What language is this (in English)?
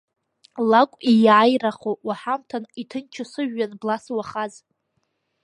Abkhazian